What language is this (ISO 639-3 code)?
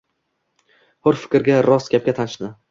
uzb